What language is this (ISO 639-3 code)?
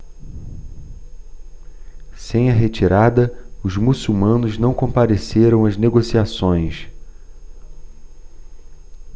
por